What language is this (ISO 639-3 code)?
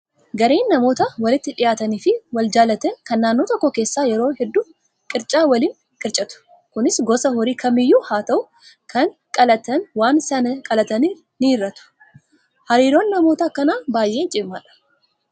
orm